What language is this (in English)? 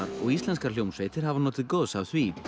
Icelandic